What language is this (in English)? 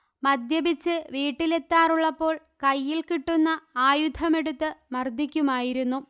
Malayalam